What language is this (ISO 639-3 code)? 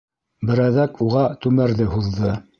bak